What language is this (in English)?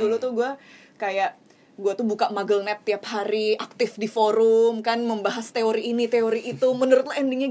Indonesian